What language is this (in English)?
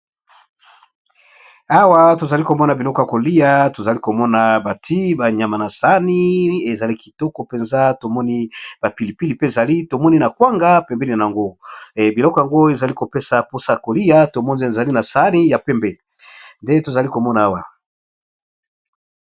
Lingala